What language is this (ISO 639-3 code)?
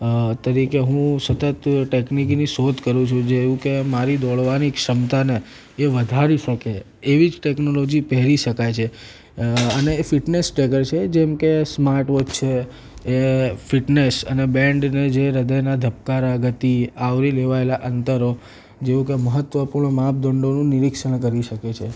guj